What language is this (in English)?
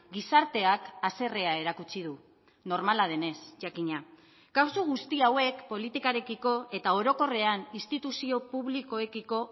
Basque